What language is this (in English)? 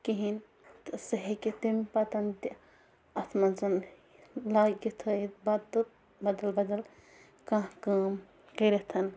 Kashmiri